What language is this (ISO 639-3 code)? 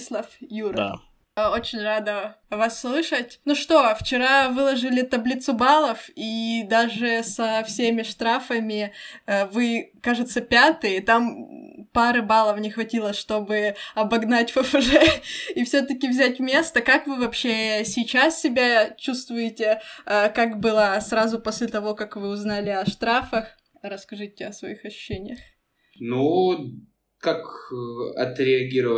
rus